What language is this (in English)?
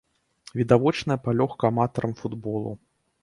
Belarusian